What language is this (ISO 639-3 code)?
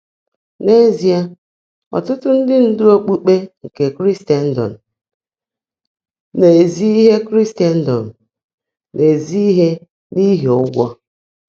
ibo